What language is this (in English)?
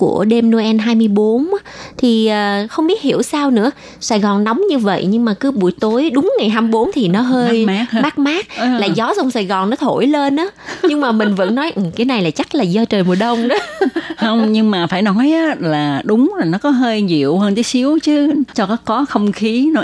Vietnamese